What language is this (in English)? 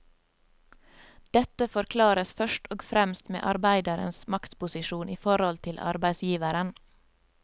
Norwegian